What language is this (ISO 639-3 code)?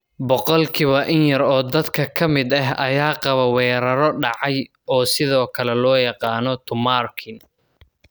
som